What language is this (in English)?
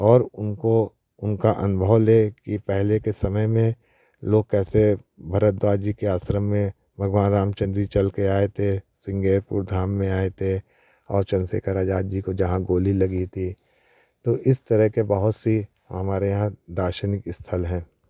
Hindi